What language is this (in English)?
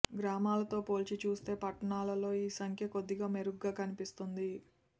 Telugu